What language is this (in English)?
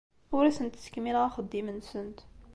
Kabyle